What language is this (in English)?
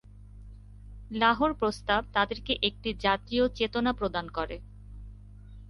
Bangla